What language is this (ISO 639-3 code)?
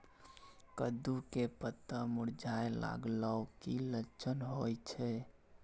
mai